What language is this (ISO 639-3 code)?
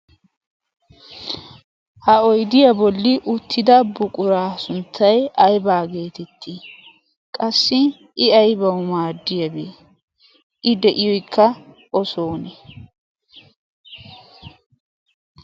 wal